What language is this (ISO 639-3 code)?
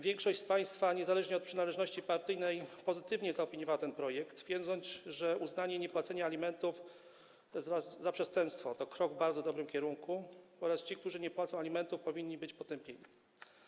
pol